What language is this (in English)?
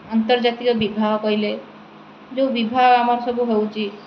Odia